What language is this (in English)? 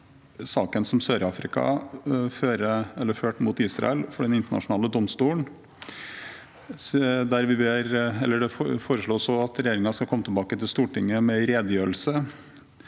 Norwegian